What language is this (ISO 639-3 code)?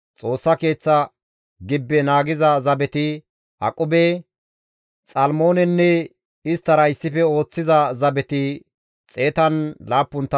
gmv